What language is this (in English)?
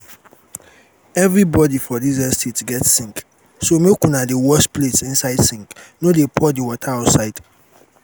Nigerian Pidgin